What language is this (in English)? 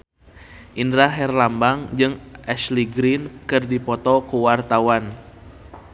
Sundanese